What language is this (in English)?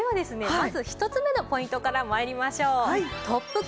Japanese